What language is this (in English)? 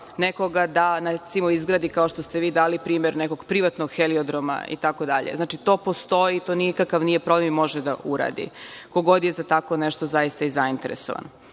Serbian